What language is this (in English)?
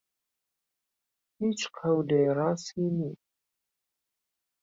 Central Kurdish